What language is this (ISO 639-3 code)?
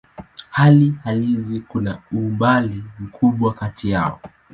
swa